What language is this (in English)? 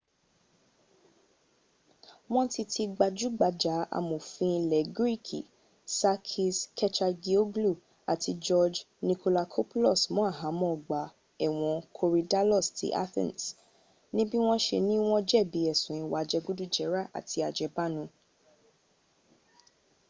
Yoruba